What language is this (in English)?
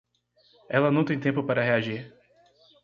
Portuguese